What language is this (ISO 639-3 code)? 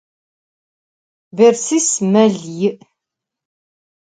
ady